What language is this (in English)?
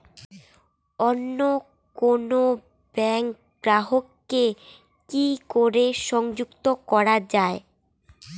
Bangla